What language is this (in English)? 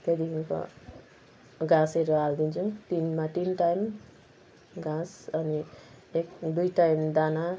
Nepali